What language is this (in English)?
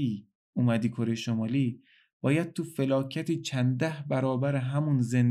Persian